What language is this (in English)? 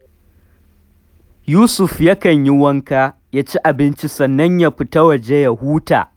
Hausa